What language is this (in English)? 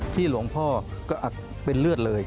Thai